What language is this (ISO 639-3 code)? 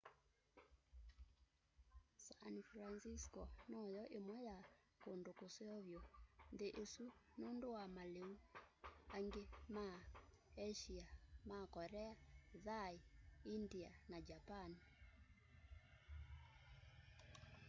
kam